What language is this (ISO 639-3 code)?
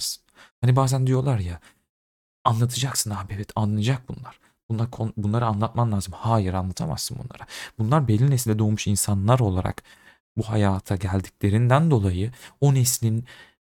tur